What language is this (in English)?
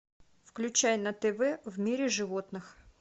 Russian